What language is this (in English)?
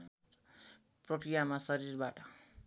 Nepali